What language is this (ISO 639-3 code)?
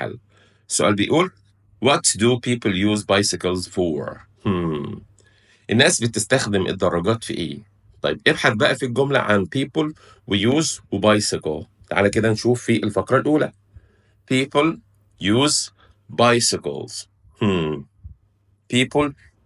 ara